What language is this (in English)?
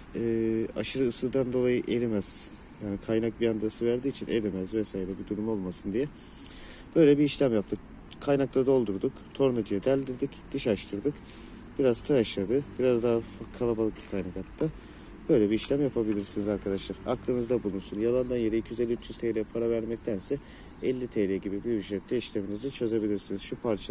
Turkish